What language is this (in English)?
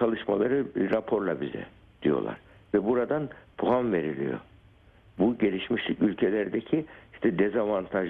Turkish